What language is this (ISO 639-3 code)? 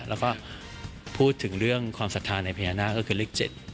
tha